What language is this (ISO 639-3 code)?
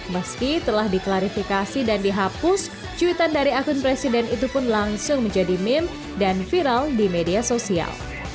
ind